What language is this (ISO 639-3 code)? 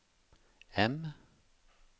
nor